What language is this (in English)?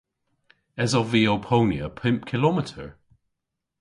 Cornish